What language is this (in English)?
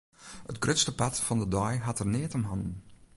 Western Frisian